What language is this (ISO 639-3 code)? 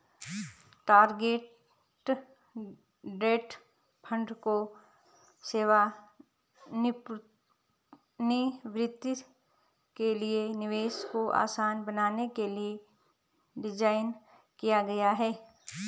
hin